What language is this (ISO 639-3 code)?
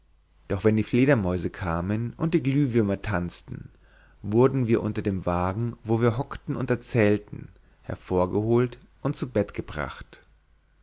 deu